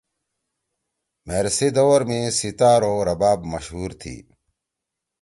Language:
Torwali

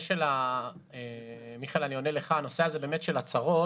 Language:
Hebrew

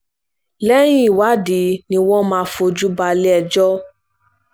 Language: Yoruba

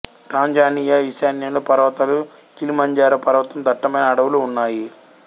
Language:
Telugu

